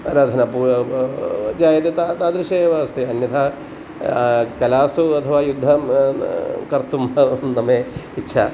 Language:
Sanskrit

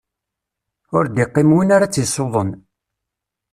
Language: Kabyle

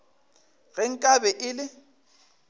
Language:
Northern Sotho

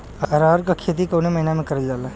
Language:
Bhojpuri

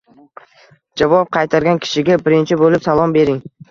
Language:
Uzbek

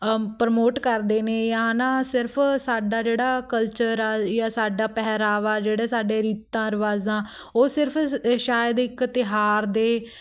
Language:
Punjabi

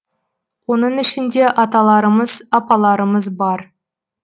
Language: Kazakh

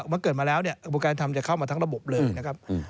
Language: Thai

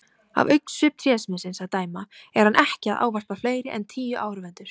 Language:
Icelandic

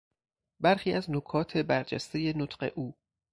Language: Persian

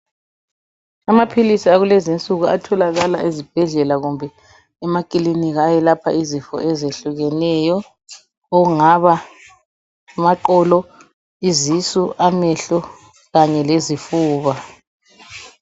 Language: North Ndebele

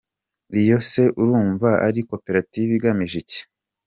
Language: Kinyarwanda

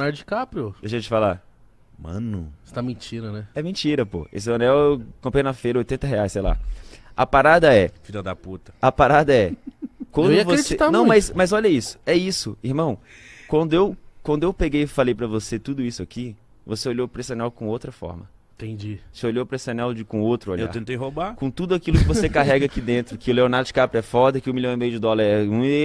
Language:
Portuguese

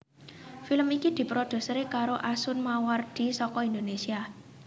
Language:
Javanese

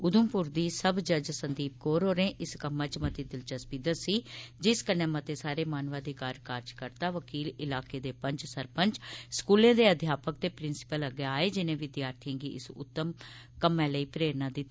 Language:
Dogri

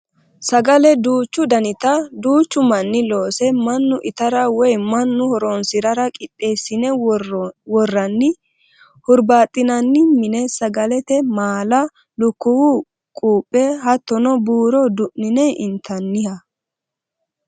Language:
Sidamo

